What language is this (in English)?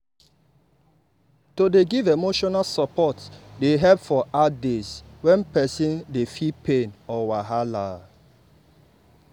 Nigerian Pidgin